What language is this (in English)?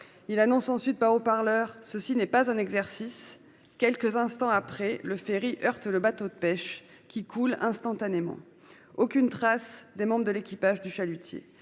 French